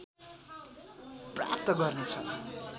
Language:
Nepali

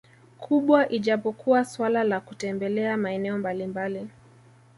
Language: Swahili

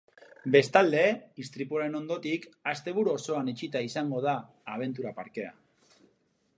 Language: Basque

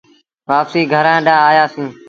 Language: Sindhi Bhil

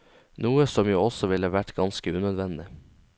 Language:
Norwegian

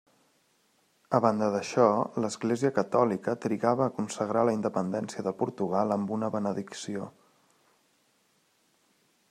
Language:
Catalan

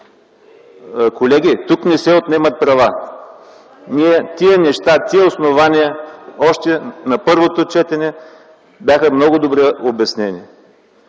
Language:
Bulgarian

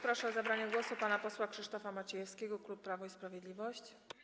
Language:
Polish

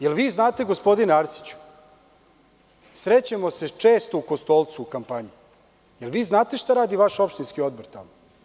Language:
Serbian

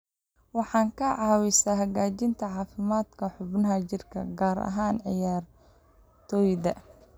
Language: Somali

